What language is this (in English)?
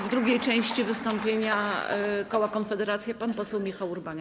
Polish